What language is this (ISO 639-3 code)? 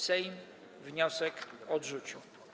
pol